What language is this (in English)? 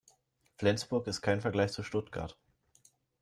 German